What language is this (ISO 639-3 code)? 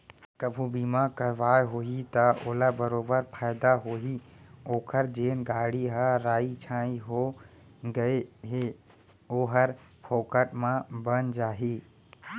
hne